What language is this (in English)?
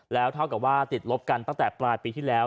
Thai